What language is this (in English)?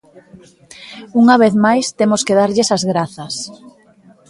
Galician